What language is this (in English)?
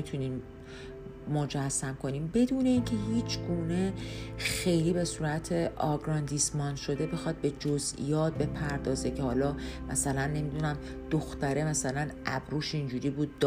Persian